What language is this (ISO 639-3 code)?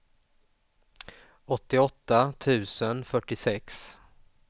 swe